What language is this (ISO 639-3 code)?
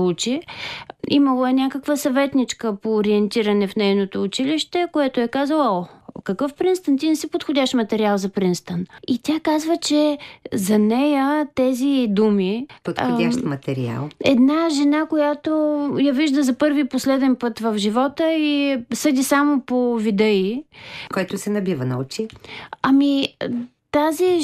bul